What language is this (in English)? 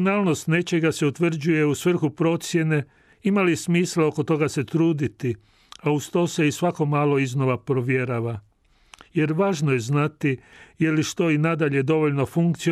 Croatian